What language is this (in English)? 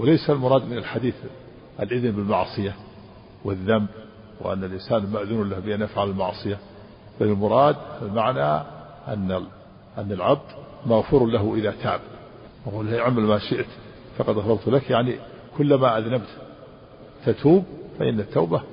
Arabic